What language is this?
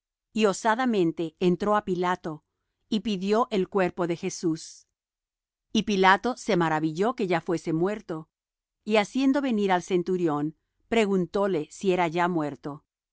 Spanish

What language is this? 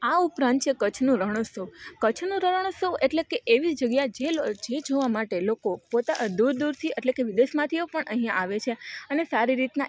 Gujarati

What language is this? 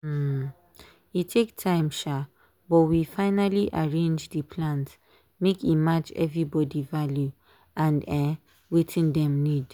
Nigerian Pidgin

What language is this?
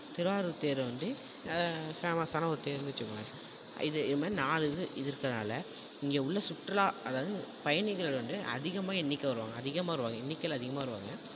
Tamil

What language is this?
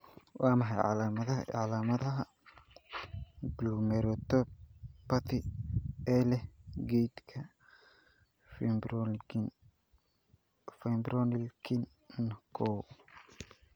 Somali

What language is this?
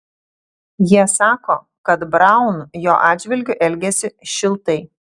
Lithuanian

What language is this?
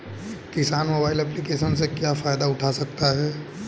Hindi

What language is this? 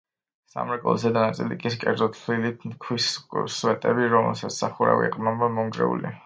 Georgian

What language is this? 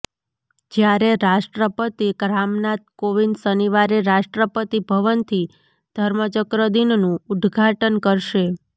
Gujarati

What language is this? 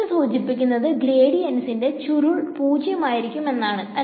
Malayalam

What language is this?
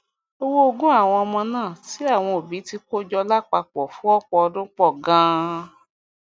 Yoruba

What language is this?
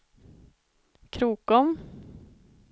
Swedish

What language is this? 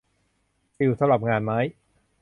Thai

